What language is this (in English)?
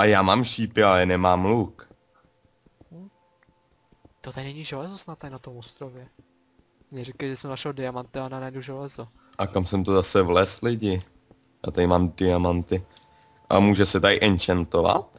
Czech